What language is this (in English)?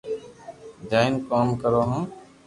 Loarki